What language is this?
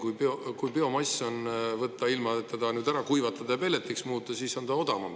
Estonian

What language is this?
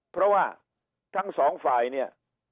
Thai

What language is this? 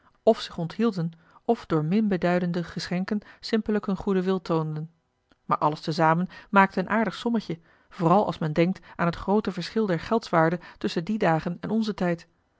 Dutch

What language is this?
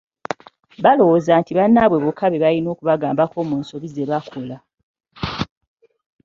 Ganda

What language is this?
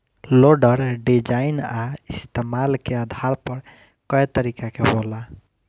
Bhojpuri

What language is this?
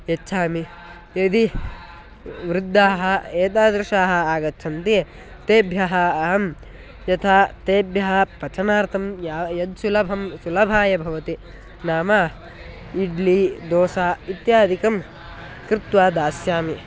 Sanskrit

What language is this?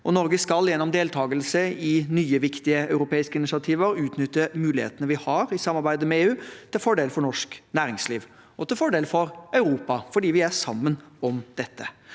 Norwegian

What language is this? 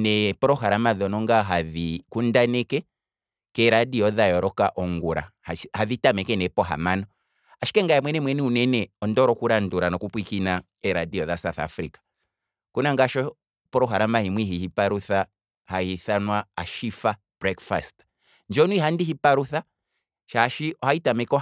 Kwambi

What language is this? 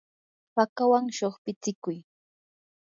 Yanahuanca Pasco Quechua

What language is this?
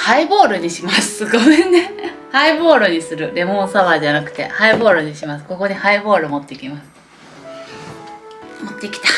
Japanese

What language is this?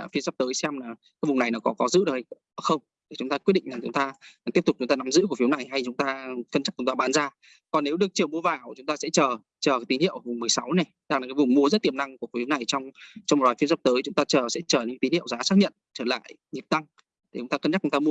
Vietnamese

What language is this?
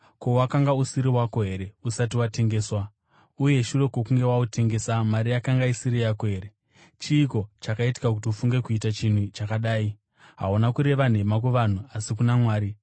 Shona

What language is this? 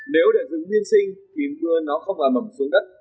Vietnamese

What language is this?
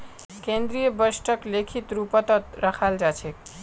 Magahi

